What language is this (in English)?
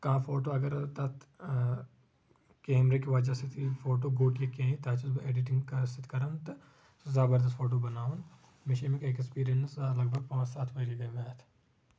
Kashmiri